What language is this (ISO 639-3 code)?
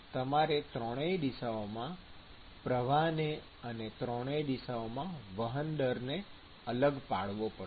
guj